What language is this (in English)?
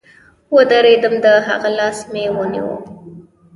Pashto